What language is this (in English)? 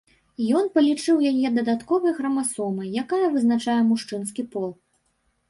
Belarusian